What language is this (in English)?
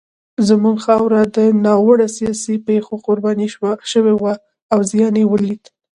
Pashto